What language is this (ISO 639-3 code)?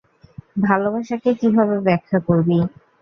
ben